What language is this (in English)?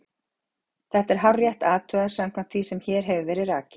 Icelandic